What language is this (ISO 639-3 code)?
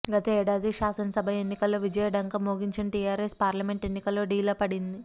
tel